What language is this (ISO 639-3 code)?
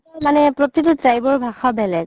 asm